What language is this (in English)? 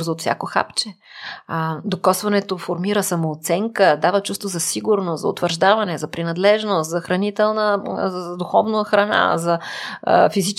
Bulgarian